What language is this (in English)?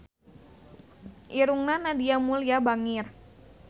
Sundanese